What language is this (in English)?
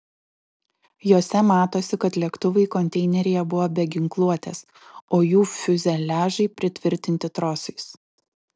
Lithuanian